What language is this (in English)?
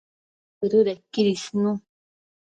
Matsés